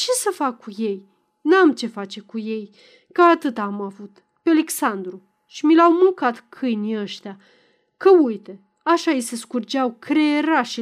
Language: Romanian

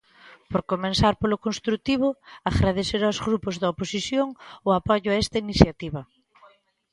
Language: Galician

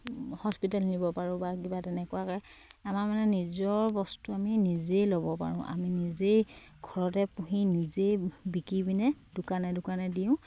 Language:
Assamese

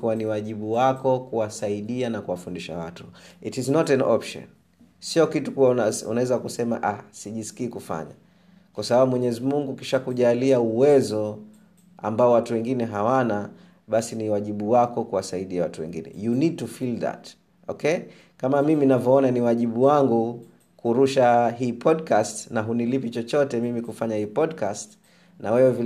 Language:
Swahili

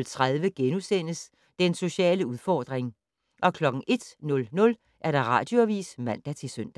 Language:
Danish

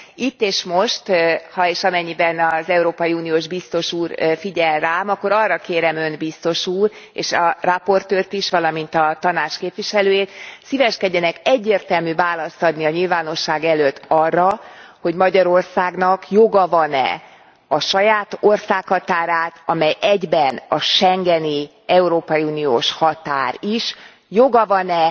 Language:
Hungarian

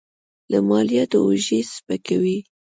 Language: Pashto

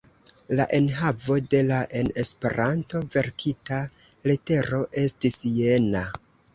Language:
Esperanto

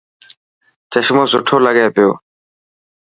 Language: Dhatki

